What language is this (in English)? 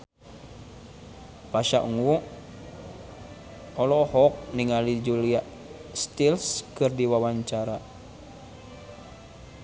Sundanese